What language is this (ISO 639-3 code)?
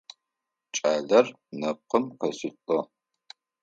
ady